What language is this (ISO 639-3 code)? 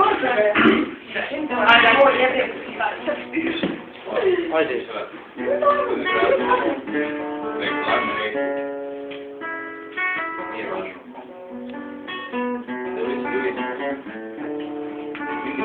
ron